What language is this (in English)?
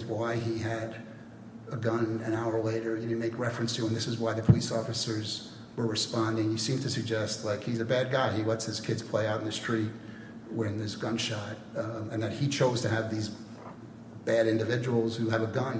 English